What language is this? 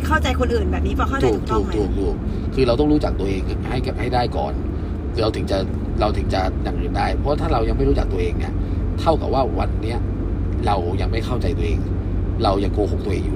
Thai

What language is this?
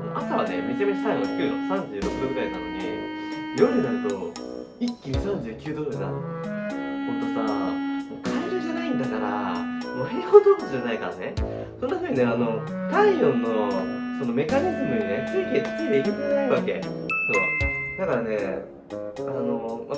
Japanese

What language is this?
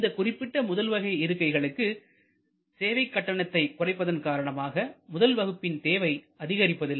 Tamil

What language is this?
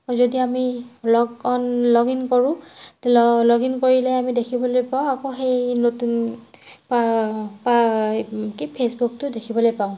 Assamese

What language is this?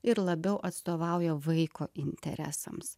Lithuanian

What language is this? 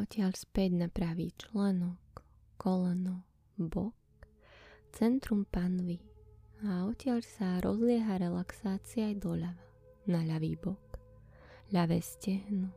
Slovak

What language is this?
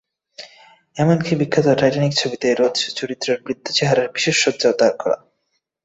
Bangla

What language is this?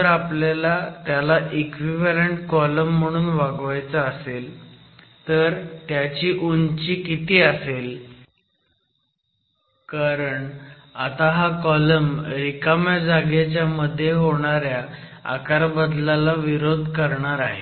Marathi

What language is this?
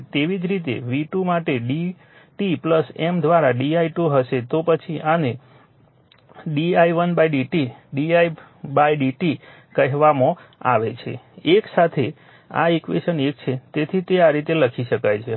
Gujarati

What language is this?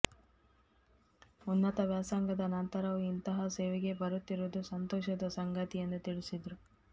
Kannada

